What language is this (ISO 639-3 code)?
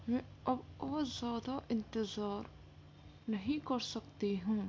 urd